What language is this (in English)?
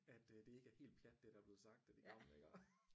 Danish